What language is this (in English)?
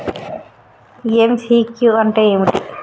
Telugu